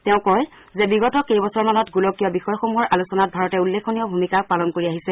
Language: Assamese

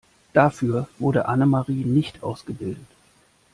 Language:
German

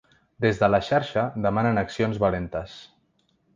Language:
Catalan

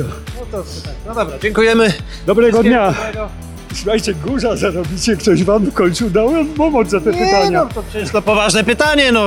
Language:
Polish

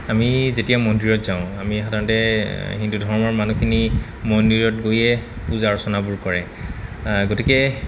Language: Assamese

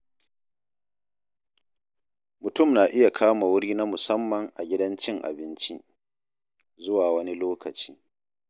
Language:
Hausa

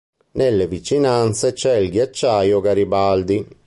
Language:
Italian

